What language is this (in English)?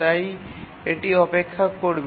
Bangla